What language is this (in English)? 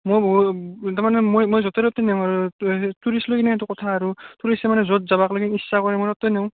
Assamese